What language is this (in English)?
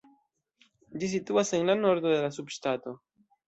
Esperanto